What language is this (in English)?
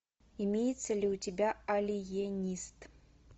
Russian